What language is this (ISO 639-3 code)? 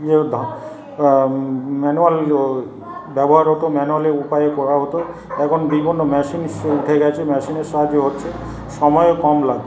ben